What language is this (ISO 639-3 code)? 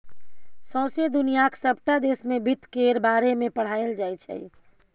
mai